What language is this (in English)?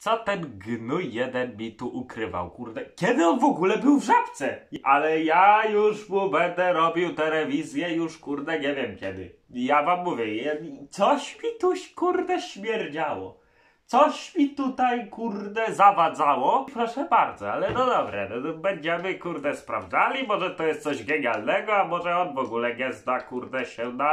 Polish